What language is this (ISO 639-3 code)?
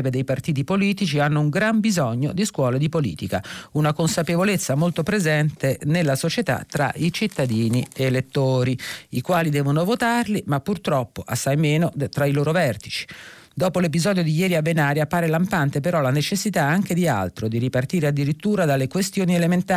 ita